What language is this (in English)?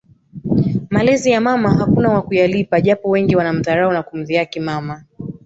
Swahili